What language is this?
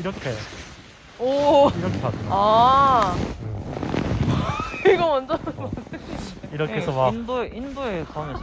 Korean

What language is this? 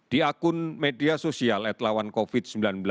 Indonesian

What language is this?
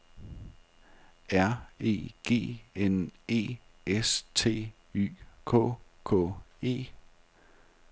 Danish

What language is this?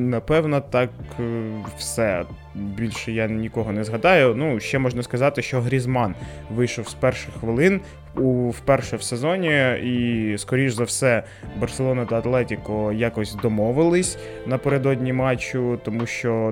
Ukrainian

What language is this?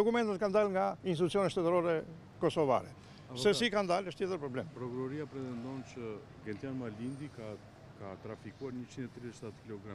Romanian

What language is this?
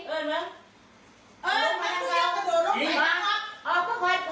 Thai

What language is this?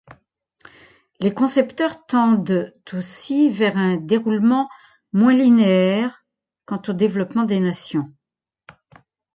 French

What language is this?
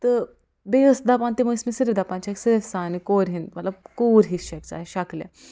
Kashmiri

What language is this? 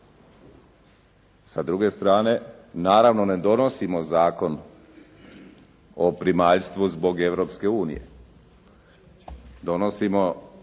Croatian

